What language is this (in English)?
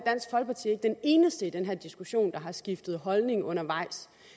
Danish